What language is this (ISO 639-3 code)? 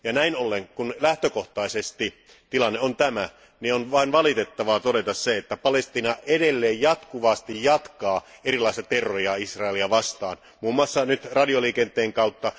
fin